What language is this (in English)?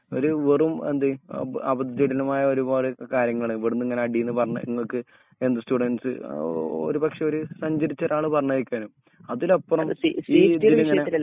Malayalam